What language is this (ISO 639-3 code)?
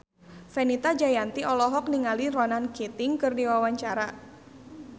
sun